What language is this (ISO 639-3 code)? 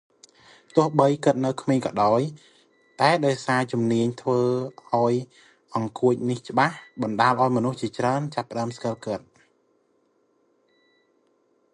khm